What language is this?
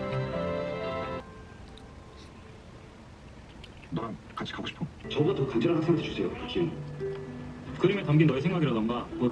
Korean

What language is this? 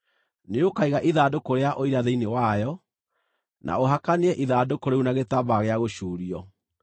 Kikuyu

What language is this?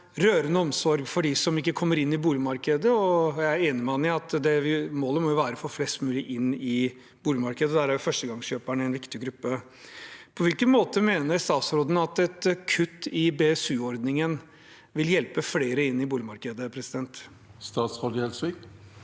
Norwegian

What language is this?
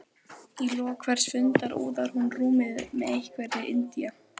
Icelandic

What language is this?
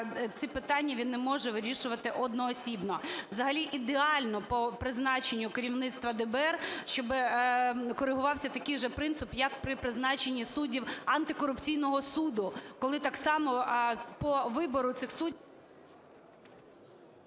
Ukrainian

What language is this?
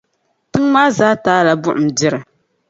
Dagbani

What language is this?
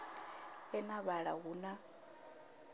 Venda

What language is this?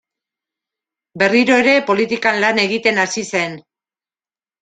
Basque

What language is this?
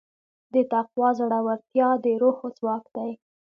Pashto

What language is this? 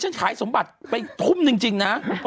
Thai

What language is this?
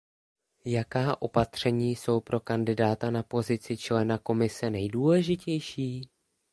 Czech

